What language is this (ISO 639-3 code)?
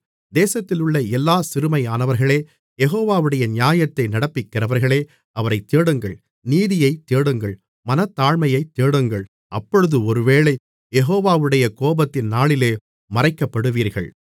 tam